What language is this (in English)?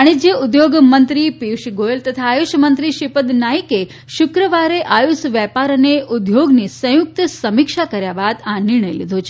Gujarati